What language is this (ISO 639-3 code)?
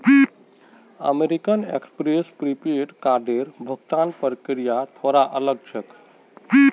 mag